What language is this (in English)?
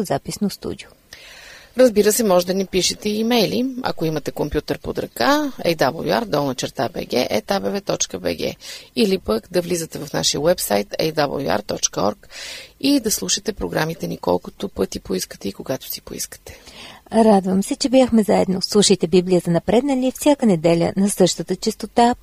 Bulgarian